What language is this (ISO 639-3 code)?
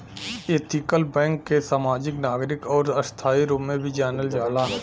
bho